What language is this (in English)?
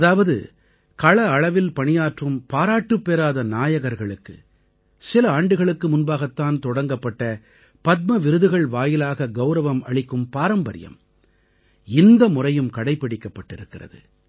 Tamil